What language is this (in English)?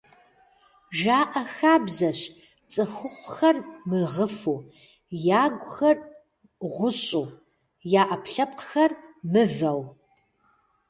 Kabardian